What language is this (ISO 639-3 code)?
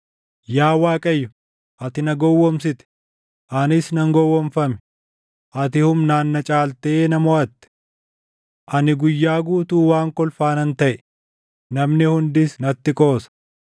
orm